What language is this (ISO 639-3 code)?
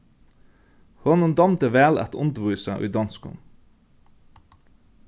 fao